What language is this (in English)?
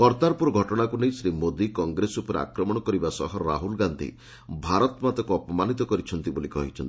Odia